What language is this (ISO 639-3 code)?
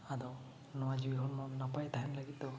sat